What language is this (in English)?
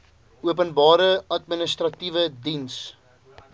Afrikaans